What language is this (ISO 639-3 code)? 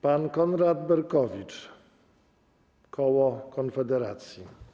pol